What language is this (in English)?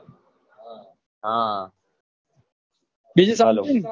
Gujarati